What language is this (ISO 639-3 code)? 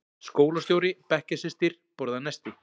isl